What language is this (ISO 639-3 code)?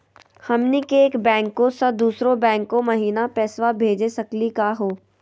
mag